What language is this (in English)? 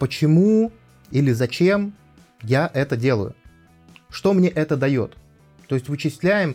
Russian